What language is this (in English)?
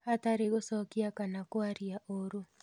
Kikuyu